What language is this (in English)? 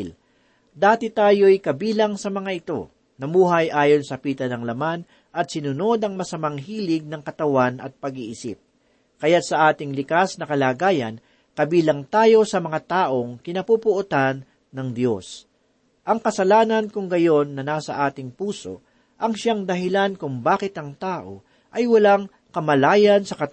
Filipino